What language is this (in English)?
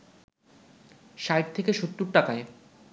Bangla